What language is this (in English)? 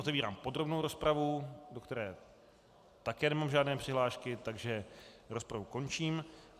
Czech